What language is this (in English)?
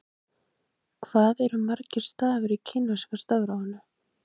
Icelandic